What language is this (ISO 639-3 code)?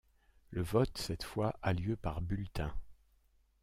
fra